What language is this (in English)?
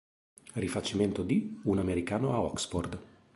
Italian